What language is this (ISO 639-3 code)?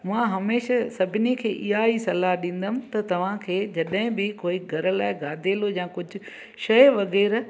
snd